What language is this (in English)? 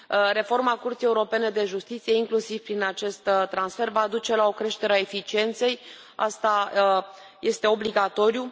Romanian